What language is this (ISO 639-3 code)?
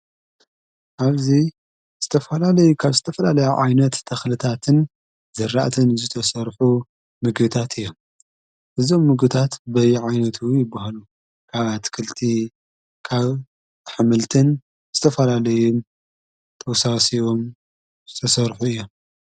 tir